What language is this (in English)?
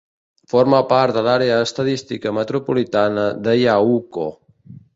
Catalan